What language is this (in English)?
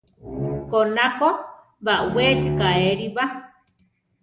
Central Tarahumara